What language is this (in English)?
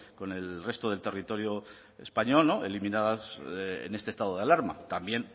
Spanish